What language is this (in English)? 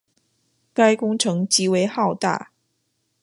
Chinese